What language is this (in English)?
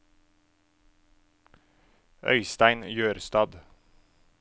Norwegian